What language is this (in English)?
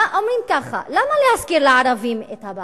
Hebrew